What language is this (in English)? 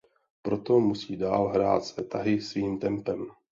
Czech